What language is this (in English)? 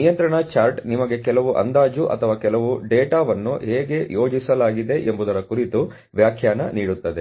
Kannada